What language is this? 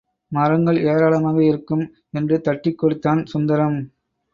Tamil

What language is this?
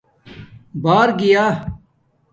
Domaaki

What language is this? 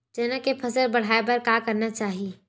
Chhattisgarhi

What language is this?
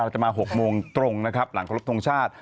Thai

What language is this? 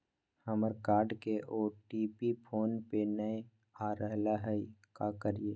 Magahi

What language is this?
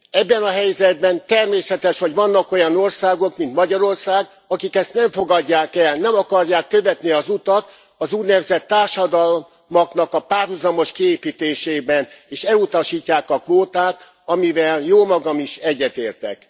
Hungarian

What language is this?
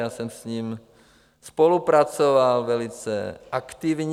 Czech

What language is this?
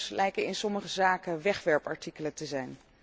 Dutch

